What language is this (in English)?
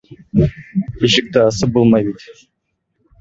Bashkir